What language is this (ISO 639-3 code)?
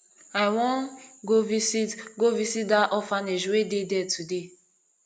pcm